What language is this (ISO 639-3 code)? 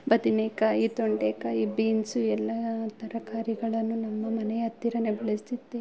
kan